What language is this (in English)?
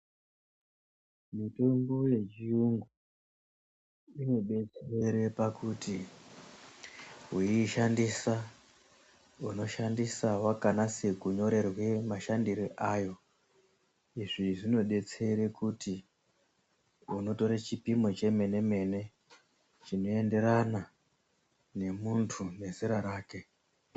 Ndau